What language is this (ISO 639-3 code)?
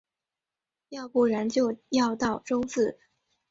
zho